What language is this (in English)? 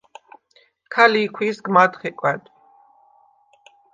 Svan